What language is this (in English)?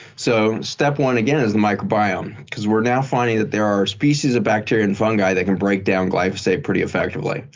English